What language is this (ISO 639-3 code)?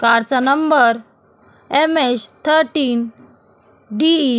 mar